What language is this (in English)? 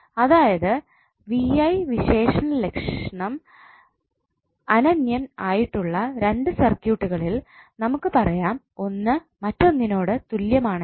Malayalam